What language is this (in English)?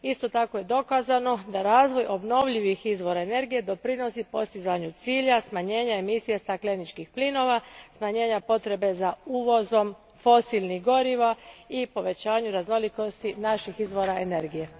Croatian